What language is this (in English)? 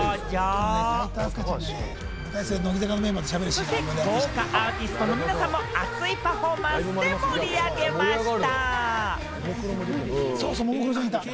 Japanese